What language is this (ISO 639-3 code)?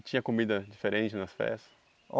por